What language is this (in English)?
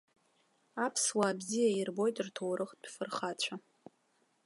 Abkhazian